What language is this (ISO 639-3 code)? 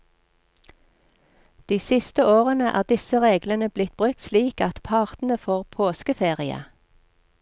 nor